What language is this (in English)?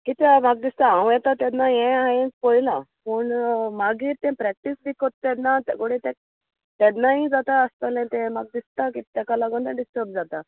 Konkani